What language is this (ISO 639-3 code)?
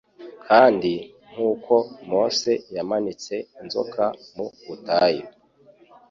kin